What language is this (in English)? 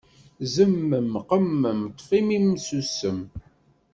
Kabyle